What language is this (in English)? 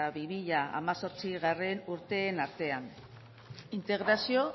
Basque